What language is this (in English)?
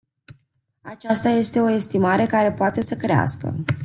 Romanian